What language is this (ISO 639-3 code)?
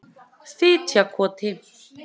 isl